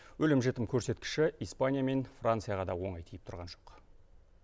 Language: Kazakh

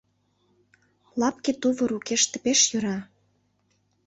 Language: Mari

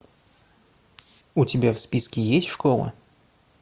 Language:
Russian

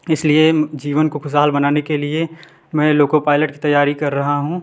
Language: Hindi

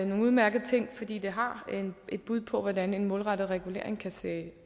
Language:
Danish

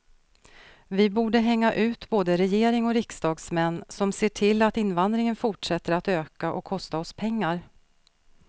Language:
Swedish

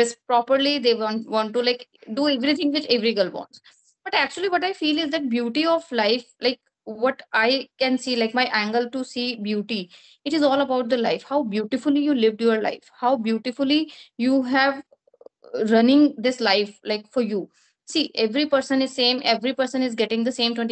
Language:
English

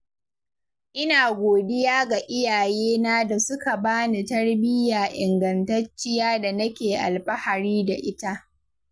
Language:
Hausa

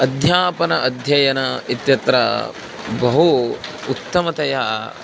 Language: Sanskrit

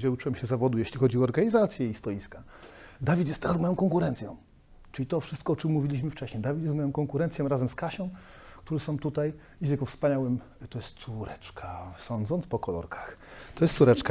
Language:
Polish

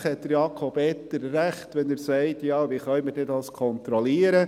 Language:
Swiss German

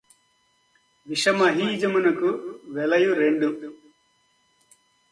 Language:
Telugu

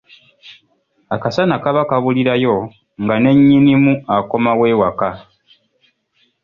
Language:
Ganda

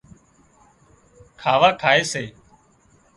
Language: Wadiyara Koli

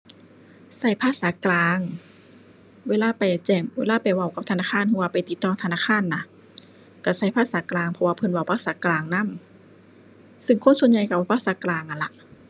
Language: Thai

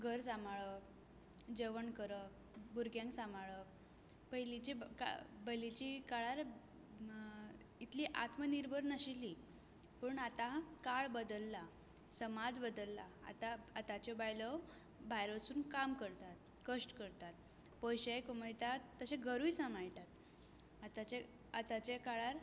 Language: Konkani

